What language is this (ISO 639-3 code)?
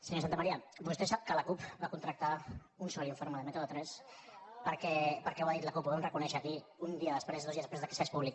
cat